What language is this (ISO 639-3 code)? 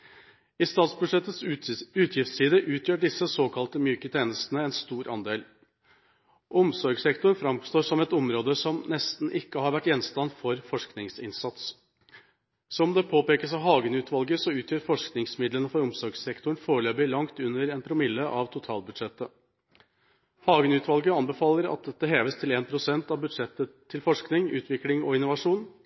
nob